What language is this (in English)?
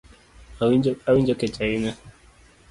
Luo (Kenya and Tanzania)